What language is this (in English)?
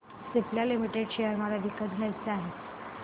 Marathi